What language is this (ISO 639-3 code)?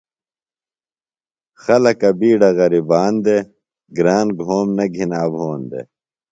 phl